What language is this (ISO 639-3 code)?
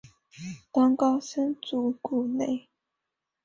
zho